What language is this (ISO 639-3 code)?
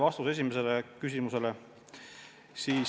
est